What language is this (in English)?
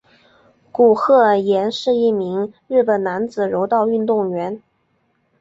Chinese